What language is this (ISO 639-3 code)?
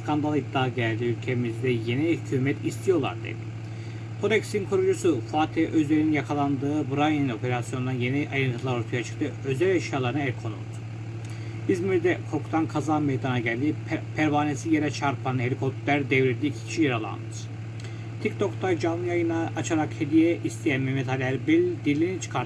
tur